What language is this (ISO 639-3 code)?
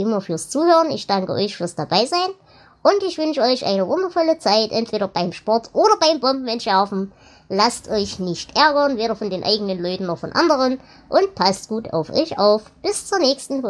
deu